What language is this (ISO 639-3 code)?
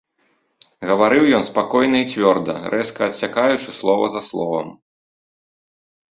bel